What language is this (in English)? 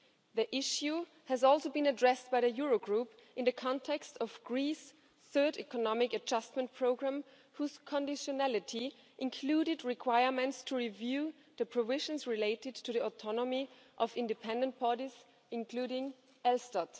English